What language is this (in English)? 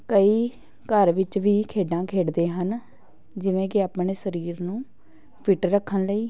Punjabi